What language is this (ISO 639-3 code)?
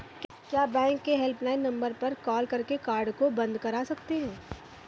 hin